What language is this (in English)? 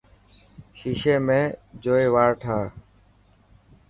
Dhatki